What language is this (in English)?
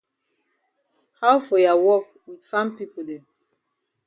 Cameroon Pidgin